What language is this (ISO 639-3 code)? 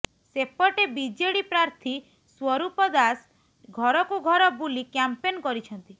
ori